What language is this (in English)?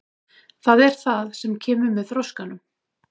Icelandic